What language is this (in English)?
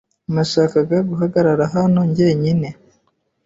Kinyarwanda